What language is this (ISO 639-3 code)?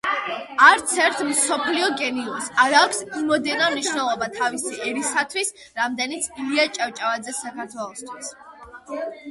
kat